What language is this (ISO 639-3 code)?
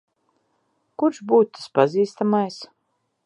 lav